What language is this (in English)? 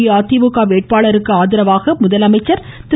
Tamil